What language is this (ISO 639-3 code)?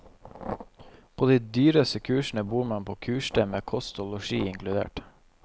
nor